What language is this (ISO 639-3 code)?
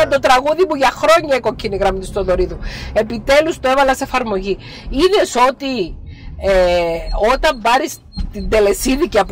ell